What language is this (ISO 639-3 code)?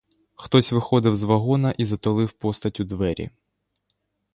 ukr